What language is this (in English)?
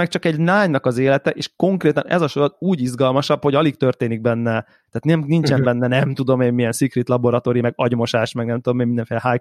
Hungarian